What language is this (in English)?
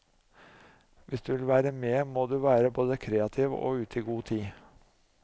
Norwegian